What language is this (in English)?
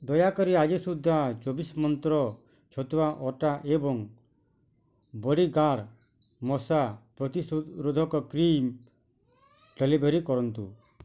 Odia